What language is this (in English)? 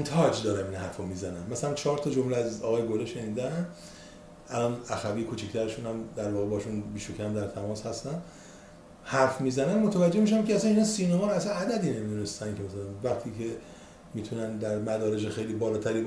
Persian